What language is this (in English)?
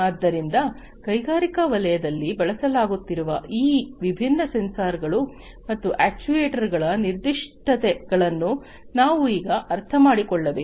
Kannada